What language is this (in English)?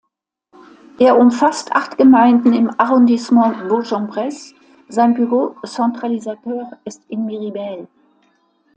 German